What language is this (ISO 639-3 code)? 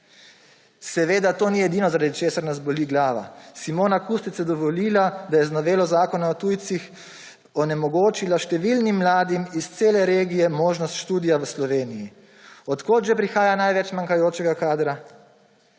slv